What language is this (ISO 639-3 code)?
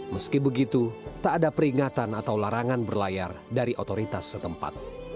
ind